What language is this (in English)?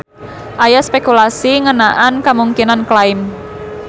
Sundanese